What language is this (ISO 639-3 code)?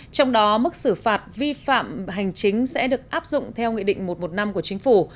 vie